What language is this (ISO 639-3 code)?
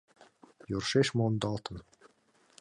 chm